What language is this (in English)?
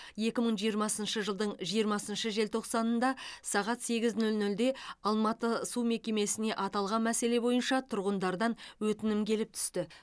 Kazakh